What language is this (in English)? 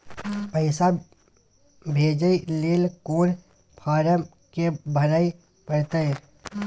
Maithili